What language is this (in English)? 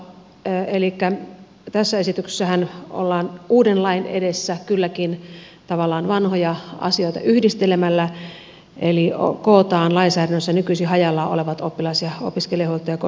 Finnish